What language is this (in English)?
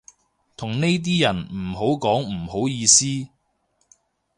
Cantonese